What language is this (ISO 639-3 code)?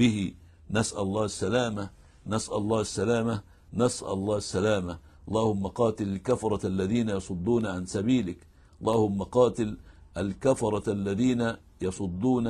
ara